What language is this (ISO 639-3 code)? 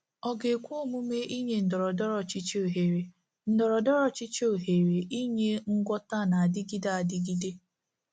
ibo